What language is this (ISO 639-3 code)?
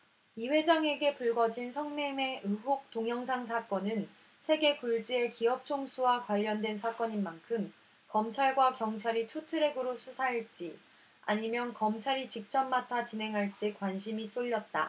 kor